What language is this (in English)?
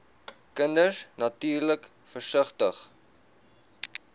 Afrikaans